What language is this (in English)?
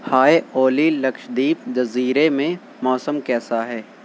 Urdu